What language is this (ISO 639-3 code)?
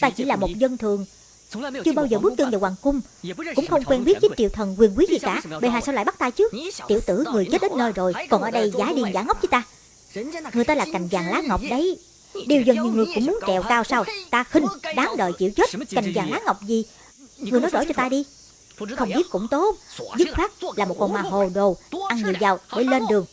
vie